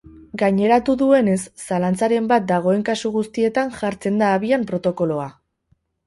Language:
Basque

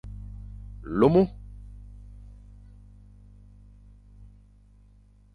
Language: Fang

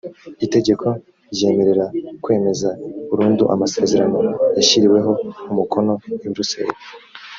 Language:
Kinyarwanda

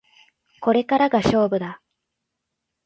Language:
Japanese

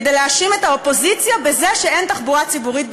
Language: Hebrew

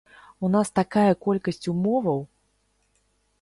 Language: Belarusian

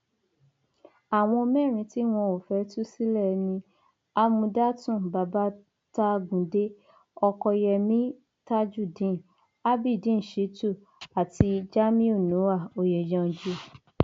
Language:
Yoruba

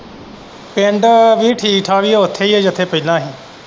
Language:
Punjabi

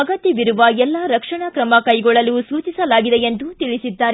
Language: Kannada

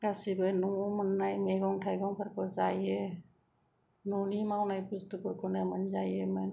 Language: Bodo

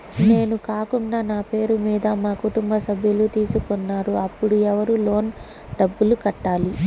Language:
Telugu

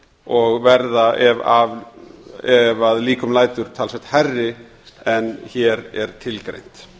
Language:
Icelandic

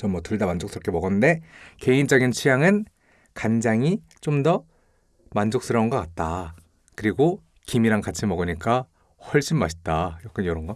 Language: Korean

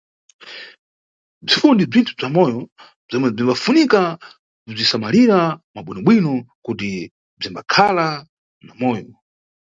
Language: Nyungwe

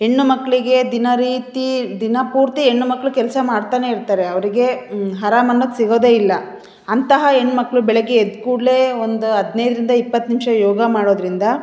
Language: Kannada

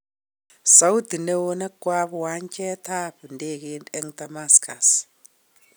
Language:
Kalenjin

